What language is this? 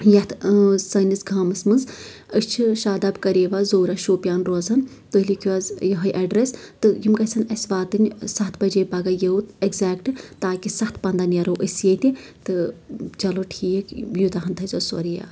Kashmiri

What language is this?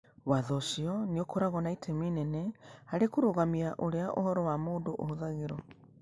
Kikuyu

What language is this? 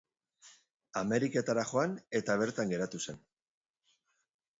Basque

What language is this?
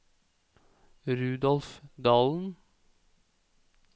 Norwegian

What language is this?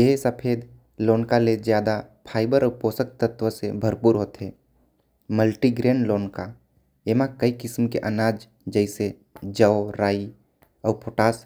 Korwa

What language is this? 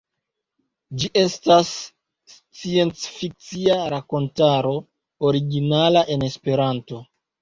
Esperanto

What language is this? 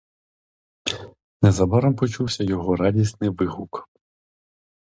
Ukrainian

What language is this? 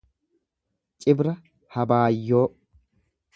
Oromo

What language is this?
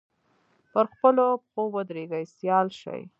Pashto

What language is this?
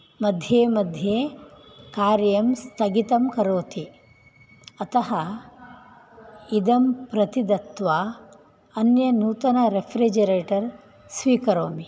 Sanskrit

